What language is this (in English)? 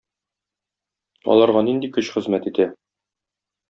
Tatar